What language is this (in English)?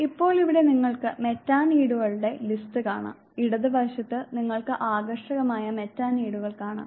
Malayalam